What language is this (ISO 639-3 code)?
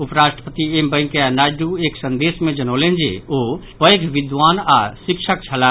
mai